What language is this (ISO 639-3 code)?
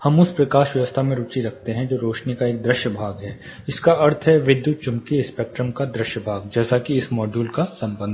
hin